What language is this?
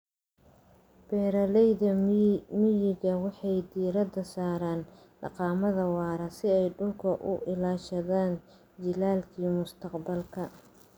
Somali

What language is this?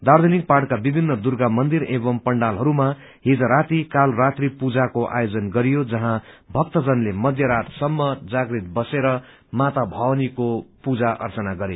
Nepali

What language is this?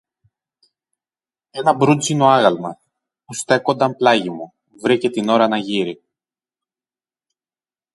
Greek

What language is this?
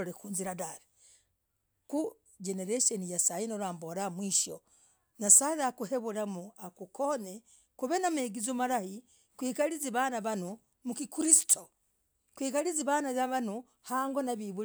Logooli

